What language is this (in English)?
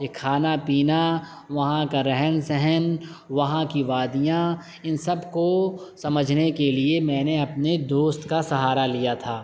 Urdu